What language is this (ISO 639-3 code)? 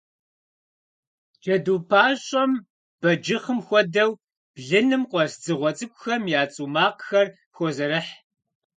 kbd